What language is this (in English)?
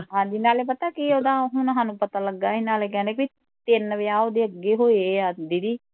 Punjabi